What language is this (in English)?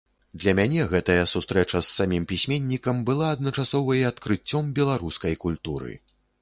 Belarusian